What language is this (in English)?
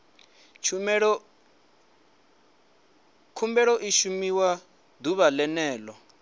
Venda